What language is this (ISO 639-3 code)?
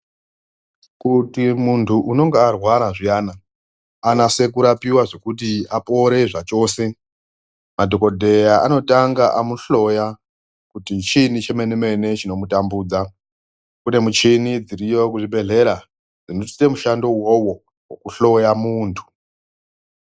ndc